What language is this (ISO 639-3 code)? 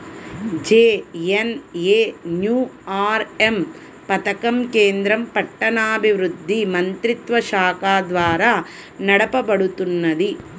tel